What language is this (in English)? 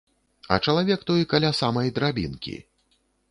Belarusian